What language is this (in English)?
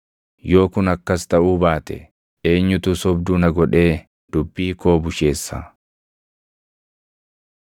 Oromo